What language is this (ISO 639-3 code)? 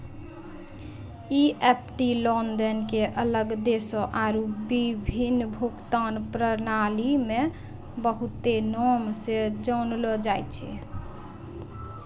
mai